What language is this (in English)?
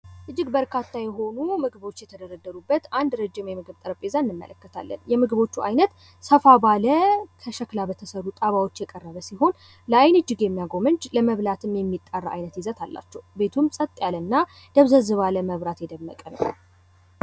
Amharic